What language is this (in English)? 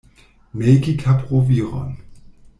Esperanto